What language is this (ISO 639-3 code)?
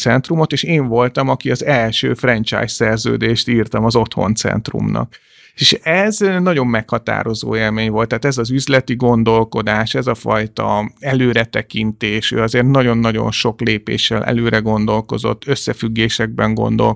hun